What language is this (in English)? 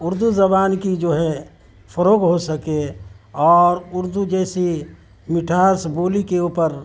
Urdu